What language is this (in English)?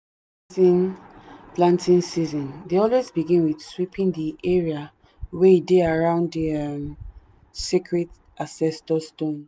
Nigerian Pidgin